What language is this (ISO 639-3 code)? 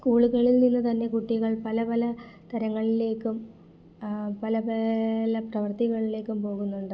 mal